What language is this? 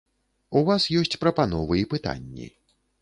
Belarusian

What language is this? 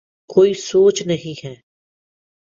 Urdu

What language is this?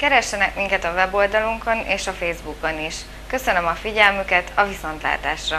Hungarian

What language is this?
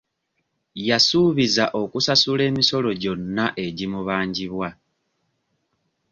Ganda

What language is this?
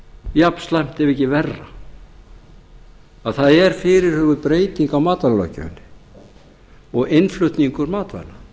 Icelandic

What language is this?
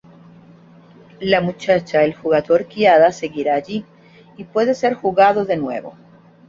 Spanish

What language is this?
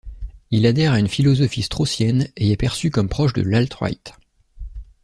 French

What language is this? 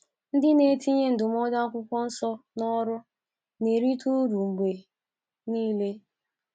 Igbo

